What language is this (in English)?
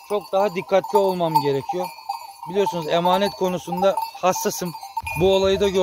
Turkish